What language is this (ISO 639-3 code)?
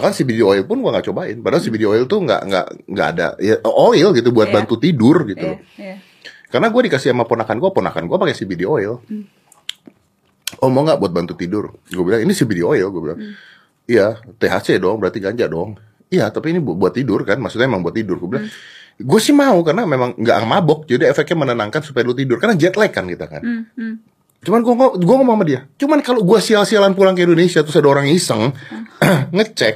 ind